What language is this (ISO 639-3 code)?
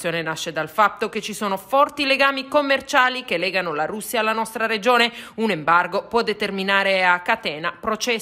ita